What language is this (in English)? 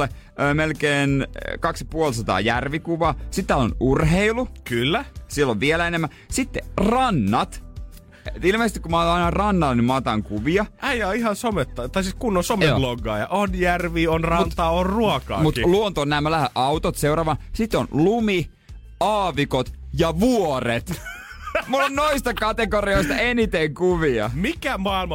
Finnish